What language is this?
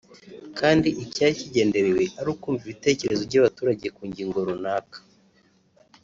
Kinyarwanda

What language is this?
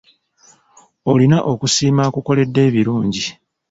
Ganda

